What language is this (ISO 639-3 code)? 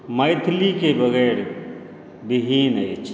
mai